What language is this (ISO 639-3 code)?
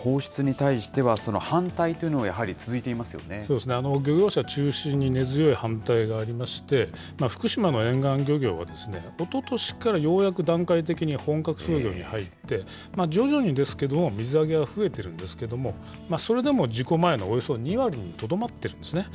jpn